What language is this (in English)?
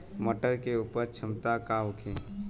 Bhojpuri